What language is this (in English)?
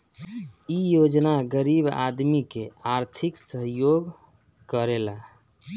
Bhojpuri